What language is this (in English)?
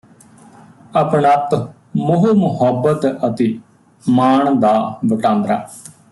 Punjabi